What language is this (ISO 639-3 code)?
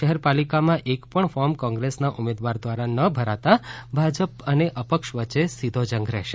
guj